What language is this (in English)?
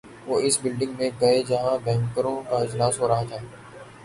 Urdu